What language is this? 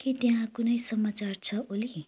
Nepali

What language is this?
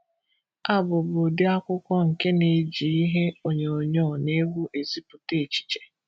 Igbo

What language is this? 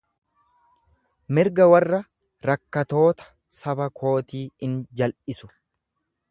Oromo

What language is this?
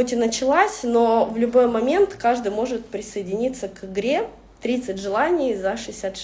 Russian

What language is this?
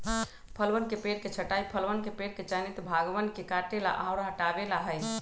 Magahi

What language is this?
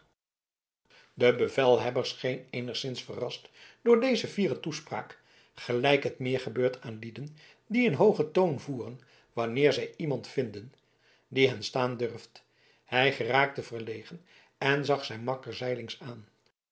Dutch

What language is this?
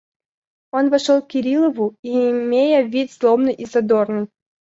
Russian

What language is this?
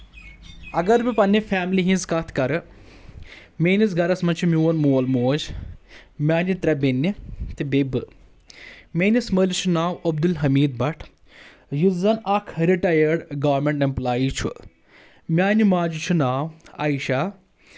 Kashmiri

